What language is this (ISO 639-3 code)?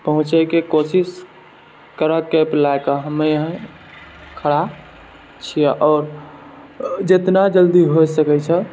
mai